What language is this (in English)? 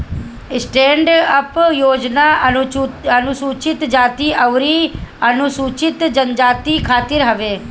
Bhojpuri